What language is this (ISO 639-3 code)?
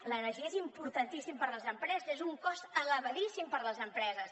cat